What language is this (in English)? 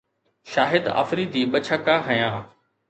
Sindhi